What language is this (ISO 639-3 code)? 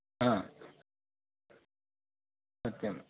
san